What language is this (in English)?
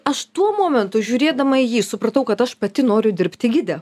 Lithuanian